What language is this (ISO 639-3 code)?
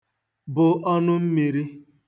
ibo